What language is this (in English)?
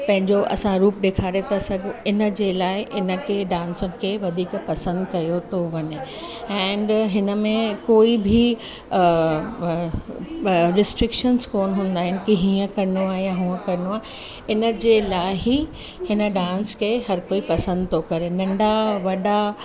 Sindhi